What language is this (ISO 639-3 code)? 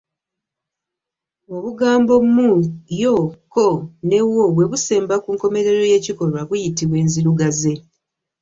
lug